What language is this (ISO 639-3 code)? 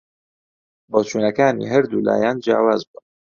ckb